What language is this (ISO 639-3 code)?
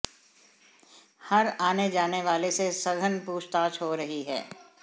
hin